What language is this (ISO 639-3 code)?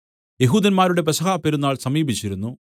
mal